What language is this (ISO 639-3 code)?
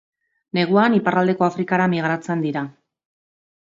eus